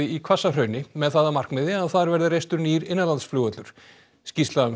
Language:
Icelandic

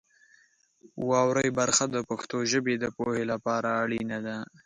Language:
Pashto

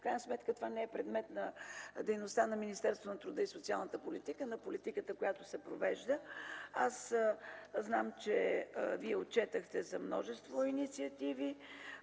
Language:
Bulgarian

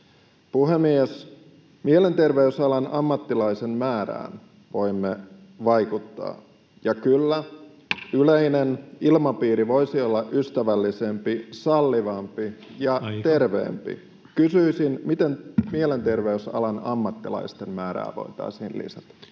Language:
Finnish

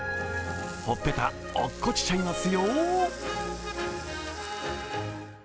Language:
Japanese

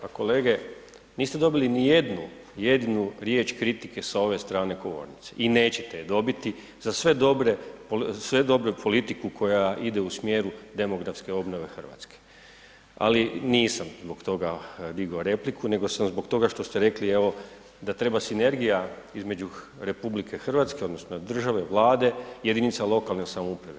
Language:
Croatian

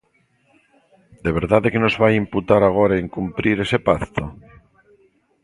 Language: Galician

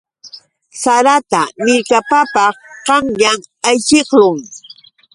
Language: Yauyos Quechua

